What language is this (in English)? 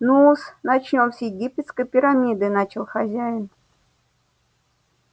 Russian